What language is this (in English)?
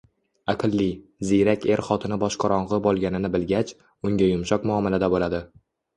Uzbek